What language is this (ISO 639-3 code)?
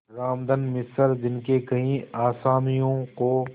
hin